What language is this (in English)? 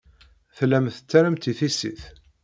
Kabyle